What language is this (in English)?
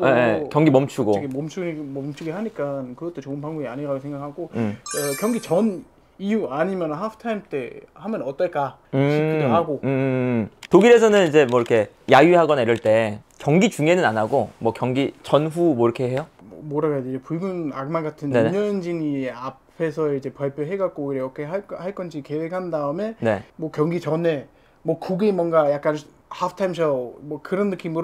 Korean